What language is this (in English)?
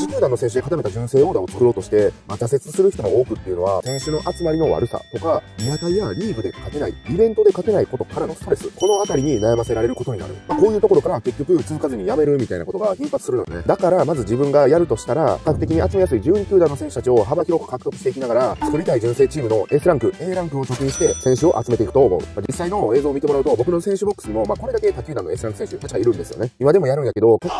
Japanese